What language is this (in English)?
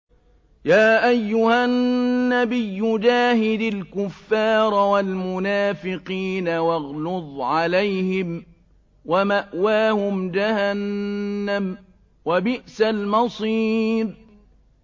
Arabic